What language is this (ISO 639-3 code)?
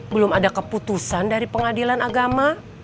ind